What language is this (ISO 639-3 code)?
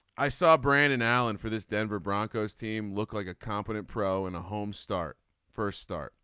eng